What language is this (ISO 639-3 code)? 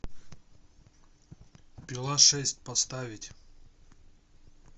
rus